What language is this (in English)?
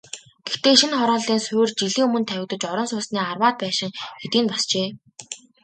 Mongolian